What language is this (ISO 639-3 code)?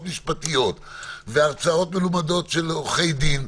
heb